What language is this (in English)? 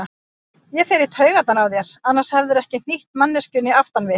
Icelandic